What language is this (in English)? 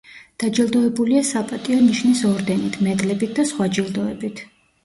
Georgian